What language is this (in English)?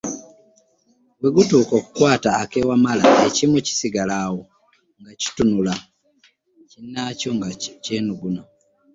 Ganda